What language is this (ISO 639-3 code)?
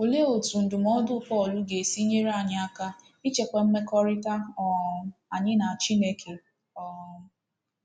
ibo